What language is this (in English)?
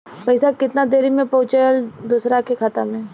Bhojpuri